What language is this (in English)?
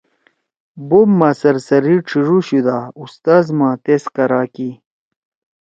Torwali